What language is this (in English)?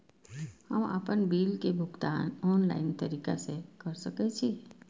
Maithili